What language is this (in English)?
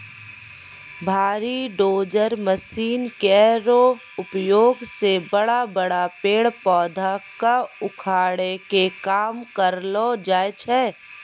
Maithili